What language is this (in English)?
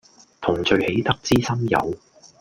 Cantonese